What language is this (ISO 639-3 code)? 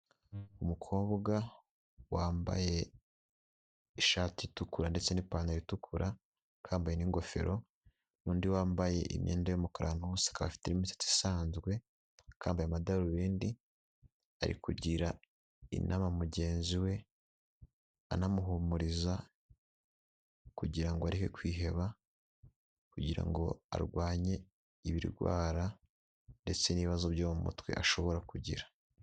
kin